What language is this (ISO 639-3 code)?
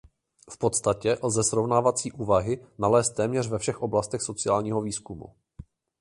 ces